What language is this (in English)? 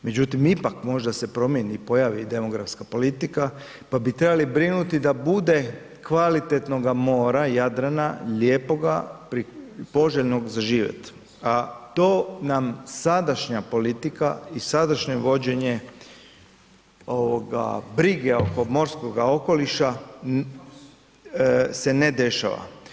Croatian